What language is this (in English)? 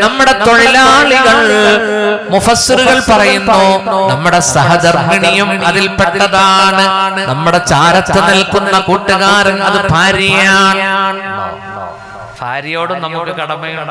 Arabic